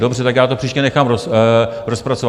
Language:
Czech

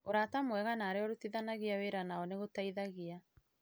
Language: Kikuyu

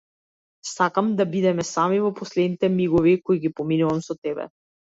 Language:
Macedonian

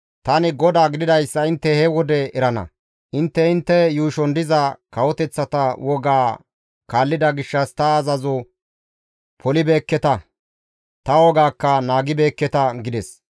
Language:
Gamo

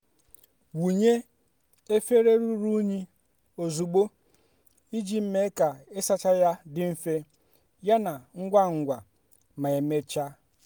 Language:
Igbo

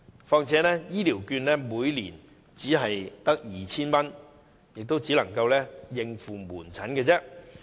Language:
Cantonese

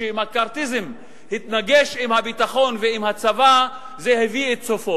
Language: Hebrew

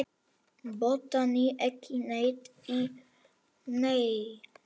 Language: Icelandic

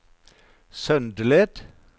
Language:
Norwegian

